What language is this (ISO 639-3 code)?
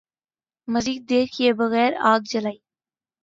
urd